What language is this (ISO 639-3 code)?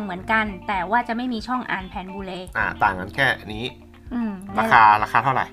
tha